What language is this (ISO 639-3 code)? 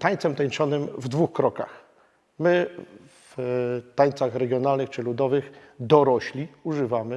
pol